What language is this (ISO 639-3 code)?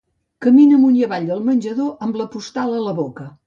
cat